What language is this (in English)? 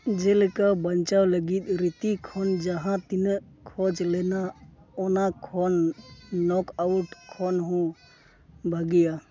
Santali